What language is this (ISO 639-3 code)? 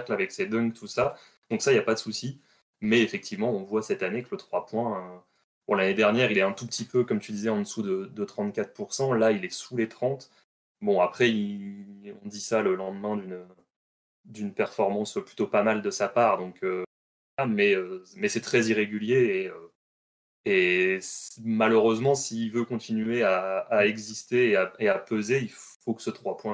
fra